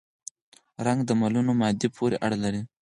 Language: Pashto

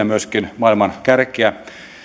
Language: Finnish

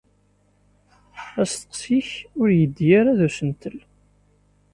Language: Kabyle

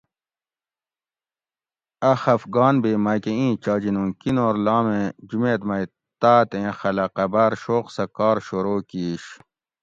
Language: Gawri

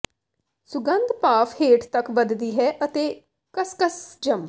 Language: Punjabi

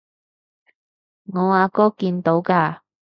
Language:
Cantonese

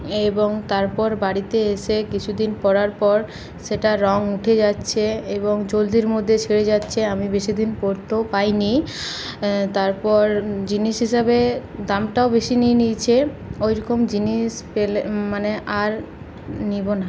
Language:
Bangla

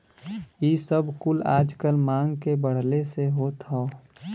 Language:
Bhojpuri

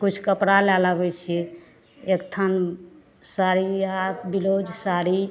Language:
Maithili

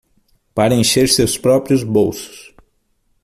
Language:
Portuguese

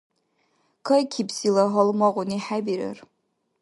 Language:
Dargwa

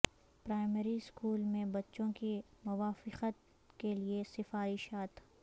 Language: Urdu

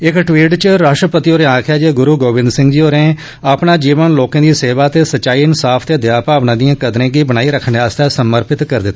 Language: Dogri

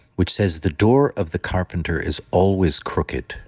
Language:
English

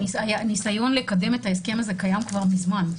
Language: Hebrew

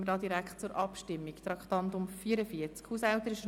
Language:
Swiss German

